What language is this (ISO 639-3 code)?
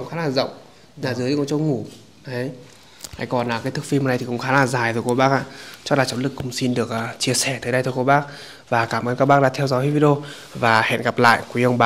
vie